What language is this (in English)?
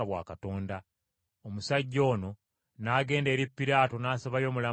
Ganda